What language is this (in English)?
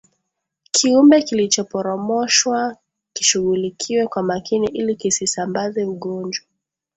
Swahili